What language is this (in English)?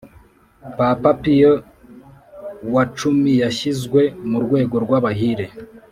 Kinyarwanda